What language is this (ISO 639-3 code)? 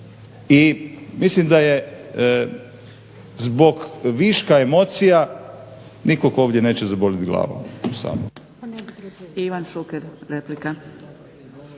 hrv